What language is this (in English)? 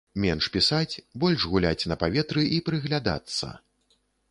Belarusian